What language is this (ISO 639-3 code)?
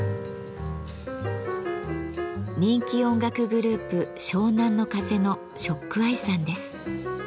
jpn